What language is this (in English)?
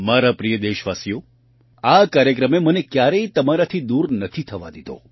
Gujarati